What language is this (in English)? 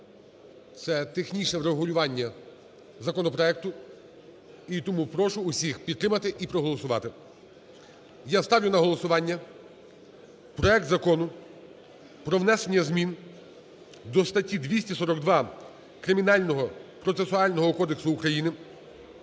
Ukrainian